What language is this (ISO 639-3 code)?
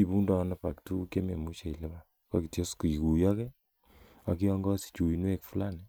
kln